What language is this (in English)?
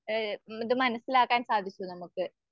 Malayalam